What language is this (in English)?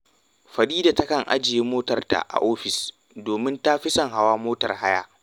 Hausa